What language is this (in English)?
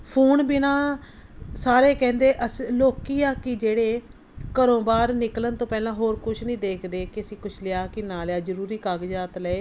Punjabi